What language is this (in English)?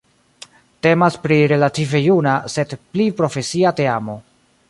Esperanto